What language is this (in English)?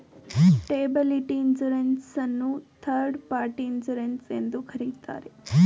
Kannada